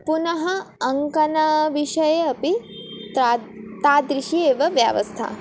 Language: Sanskrit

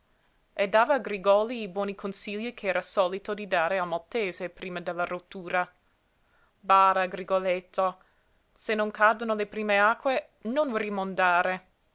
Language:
Italian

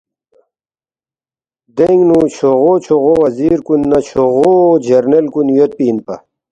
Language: Balti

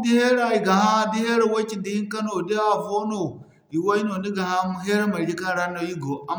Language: Zarma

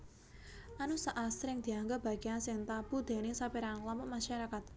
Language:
Javanese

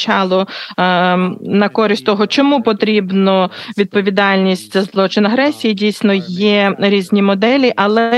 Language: Ukrainian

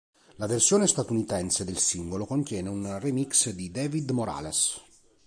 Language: Italian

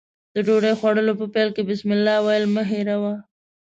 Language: Pashto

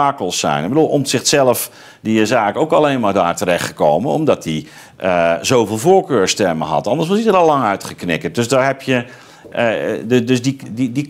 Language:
Dutch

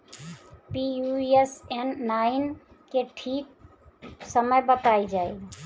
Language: Bhojpuri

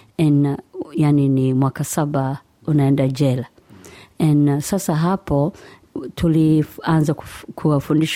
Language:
Swahili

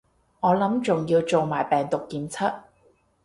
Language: Cantonese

